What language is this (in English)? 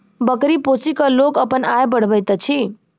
Maithili